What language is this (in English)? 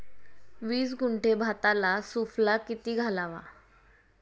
Marathi